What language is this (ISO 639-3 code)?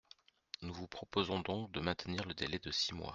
fra